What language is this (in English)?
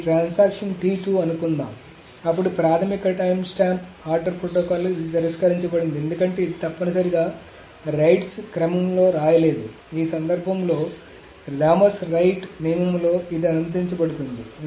Telugu